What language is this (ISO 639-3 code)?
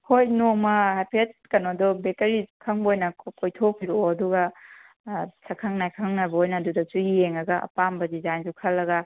mni